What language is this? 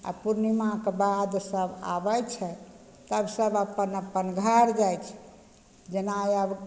Maithili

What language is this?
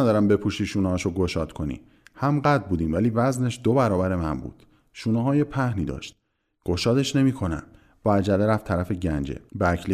Persian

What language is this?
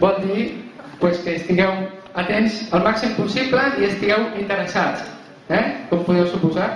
Catalan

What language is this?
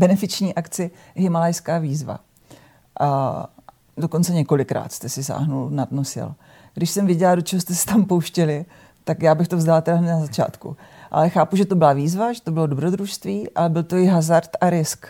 Czech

